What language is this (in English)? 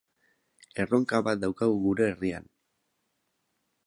Basque